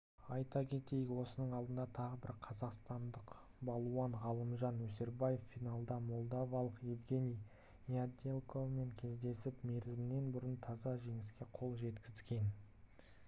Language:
Kazakh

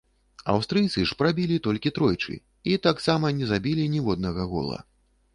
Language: Belarusian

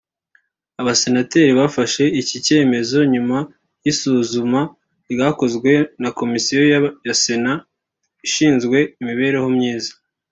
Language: Kinyarwanda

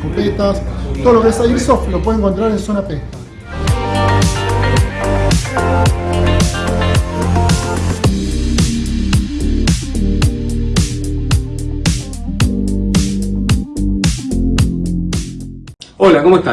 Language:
Spanish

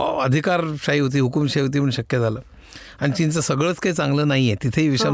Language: Marathi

